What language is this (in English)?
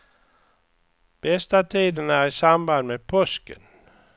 Swedish